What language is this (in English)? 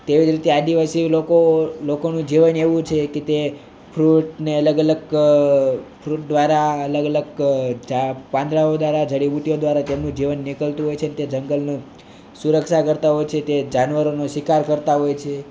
Gujarati